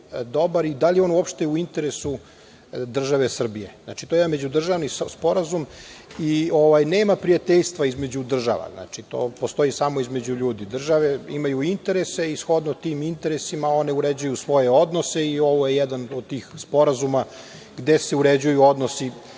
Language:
Serbian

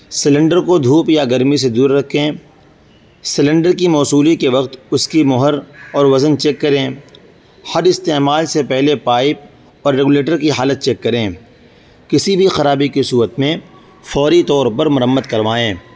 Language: Urdu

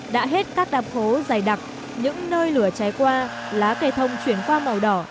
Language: Vietnamese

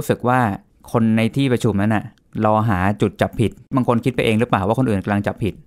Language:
Thai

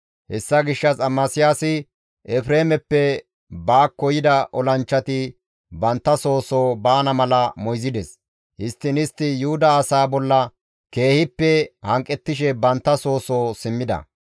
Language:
Gamo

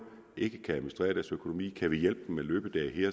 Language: Danish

